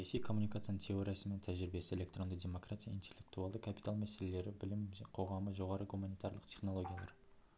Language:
Kazakh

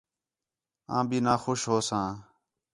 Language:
Khetrani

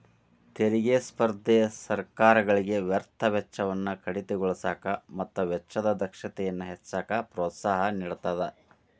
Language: Kannada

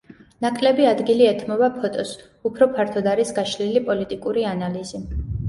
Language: Georgian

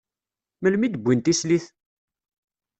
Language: Kabyle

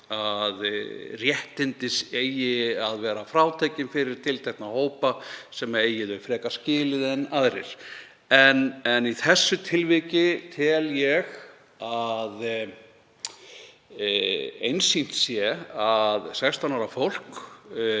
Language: Icelandic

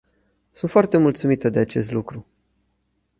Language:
Romanian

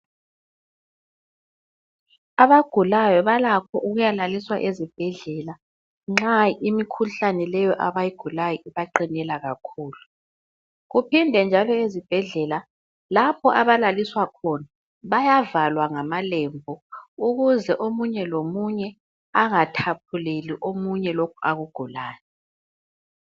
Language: North Ndebele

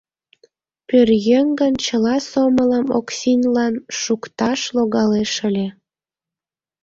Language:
Mari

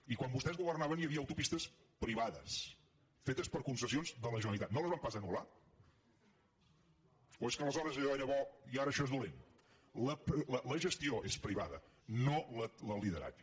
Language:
Catalan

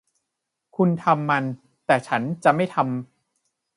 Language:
Thai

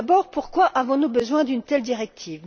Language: French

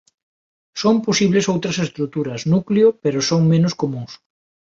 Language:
Galician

